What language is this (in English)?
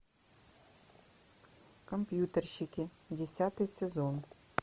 Russian